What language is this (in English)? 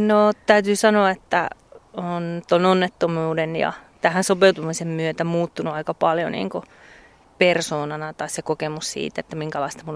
Finnish